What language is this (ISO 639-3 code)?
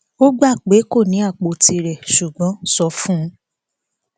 yor